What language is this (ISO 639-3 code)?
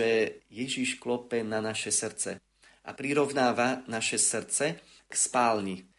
slk